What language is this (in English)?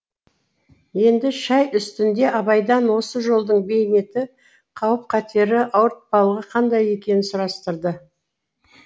Kazakh